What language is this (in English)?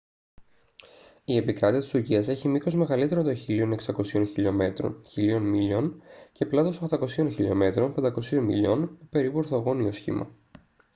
Greek